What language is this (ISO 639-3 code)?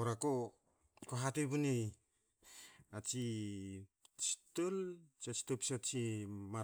hao